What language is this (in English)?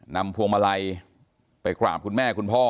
Thai